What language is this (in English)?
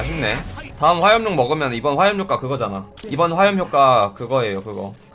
Korean